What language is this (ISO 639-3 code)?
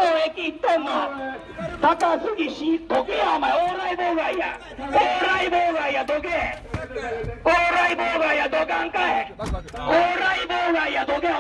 jpn